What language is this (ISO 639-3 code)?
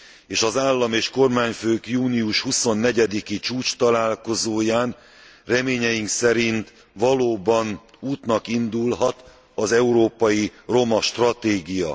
hun